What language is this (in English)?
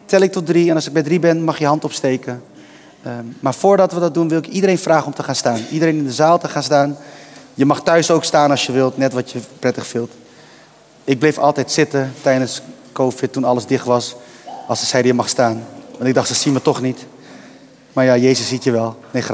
Dutch